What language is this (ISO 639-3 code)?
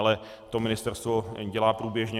ces